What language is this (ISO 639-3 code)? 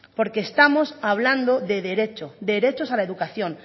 spa